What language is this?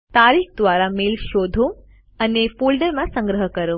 Gujarati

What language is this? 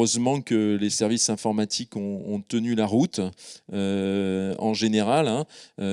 French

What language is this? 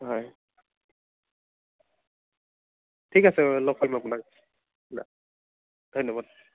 Assamese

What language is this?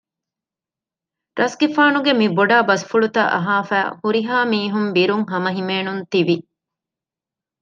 Divehi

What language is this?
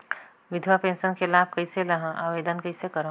Chhattisgarhi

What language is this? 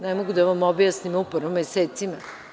Serbian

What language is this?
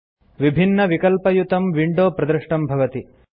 Sanskrit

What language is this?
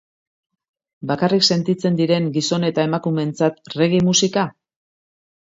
Basque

